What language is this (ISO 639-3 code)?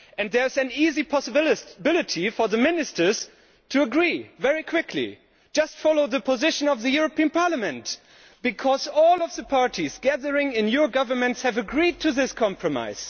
eng